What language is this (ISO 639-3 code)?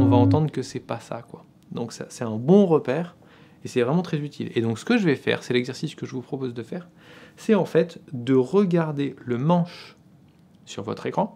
fra